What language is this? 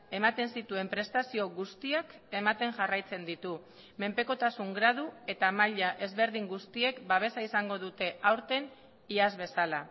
Basque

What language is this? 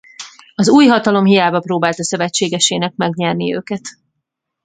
Hungarian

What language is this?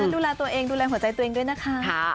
Thai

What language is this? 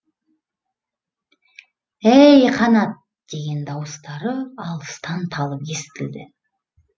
Kazakh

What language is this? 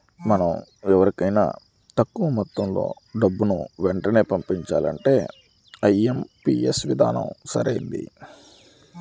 Telugu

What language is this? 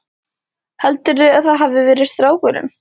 Icelandic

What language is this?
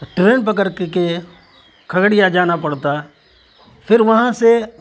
Urdu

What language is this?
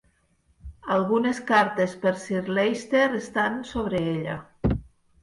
Catalan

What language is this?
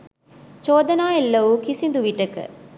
Sinhala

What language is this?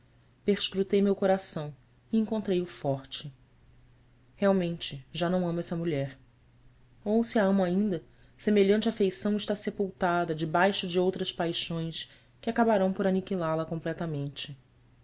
Portuguese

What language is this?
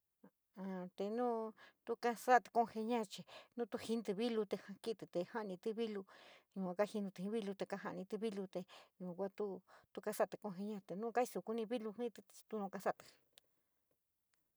San Miguel El Grande Mixtec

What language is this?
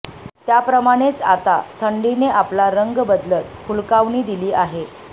Marathi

